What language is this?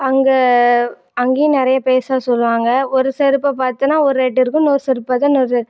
Tamil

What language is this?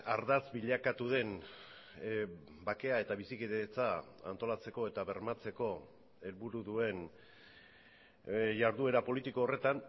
Basque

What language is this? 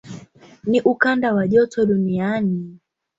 Swahili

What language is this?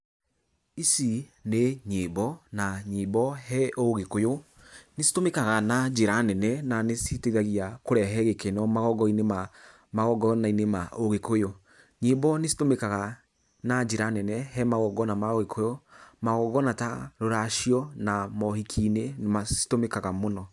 Kikuyu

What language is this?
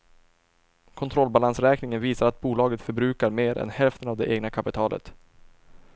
Swedish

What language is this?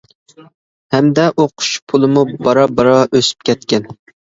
Uyghur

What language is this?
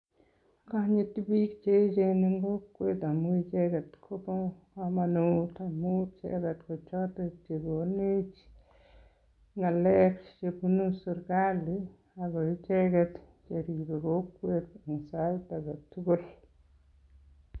Kalenjin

